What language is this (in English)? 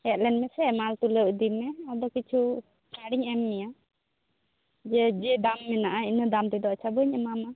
Santali